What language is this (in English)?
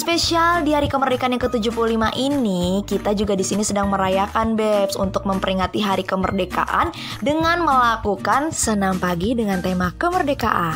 Indonesian